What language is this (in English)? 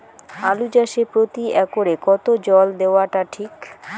Bangla